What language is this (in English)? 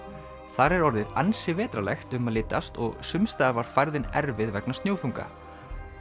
Icelandic